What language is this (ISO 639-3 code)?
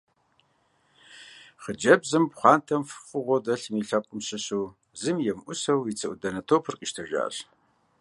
kbd